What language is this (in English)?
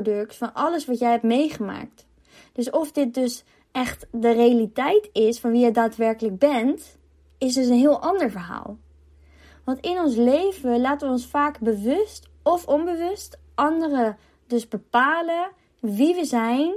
Dutch